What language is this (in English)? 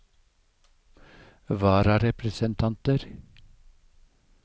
Norwegian